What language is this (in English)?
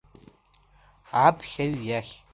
Abkhazian